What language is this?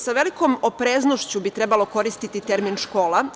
Serbian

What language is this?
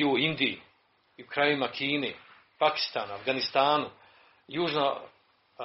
Croatian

